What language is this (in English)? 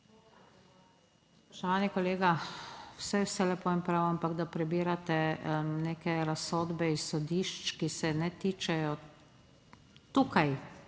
Slovenian